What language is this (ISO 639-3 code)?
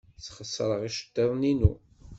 kab